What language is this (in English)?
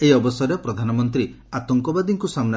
Odia